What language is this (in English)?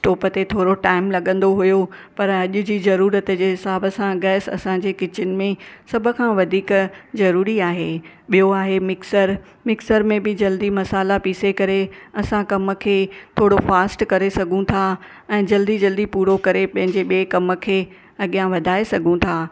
Sindhi